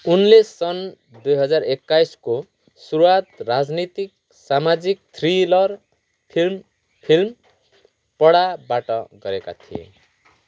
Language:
Nepali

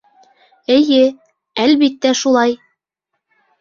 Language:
Bashkir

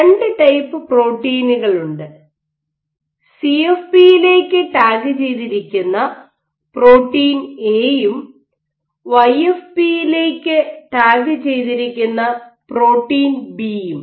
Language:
Malayalam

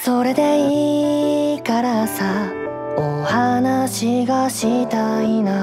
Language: Japanese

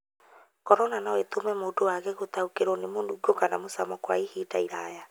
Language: Kikuyu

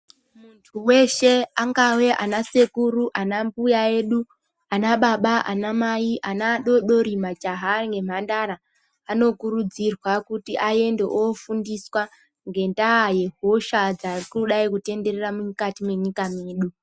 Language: Ndau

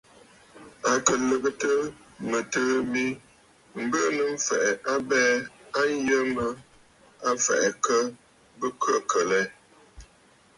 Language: Bafut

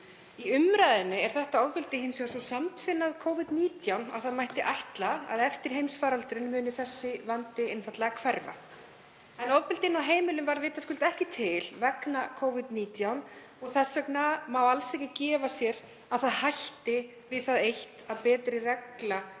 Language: Icelandic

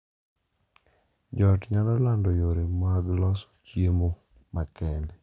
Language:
Luo (Kenya and Tanzania)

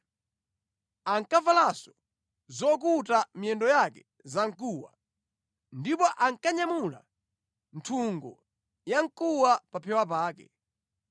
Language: Nyanja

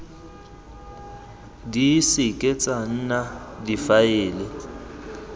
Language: Tswana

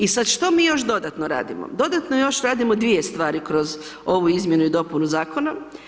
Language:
Croatian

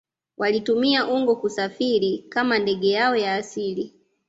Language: Swahili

